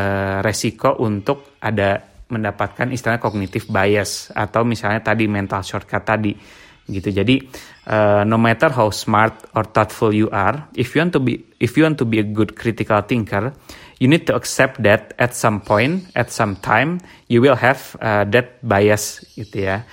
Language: Indonesian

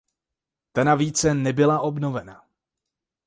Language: Czech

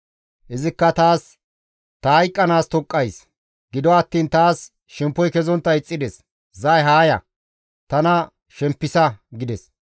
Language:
Gamo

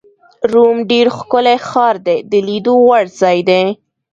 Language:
Pashto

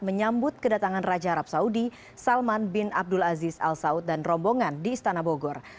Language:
Indonesian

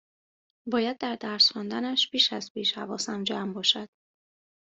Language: Persian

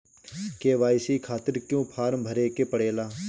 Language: Bhojpuri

